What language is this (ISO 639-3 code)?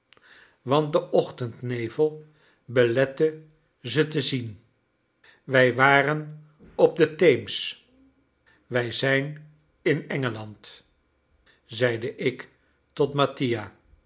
nld